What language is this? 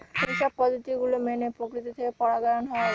Bangla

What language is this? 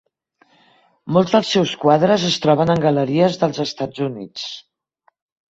Catalan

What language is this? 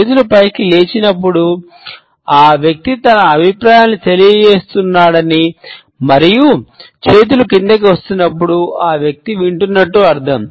Telugu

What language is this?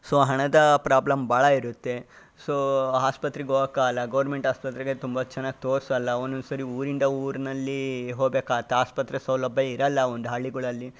Kannada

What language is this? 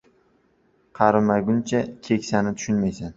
Uzbek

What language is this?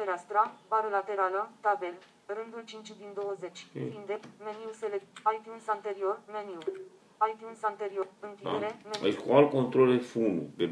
Romanian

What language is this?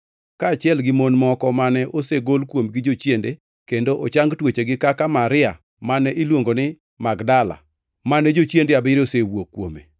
Luo (Kenya and Tanzania)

